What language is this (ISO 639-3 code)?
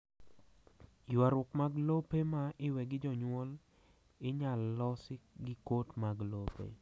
luo